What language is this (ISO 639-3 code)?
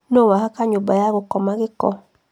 kik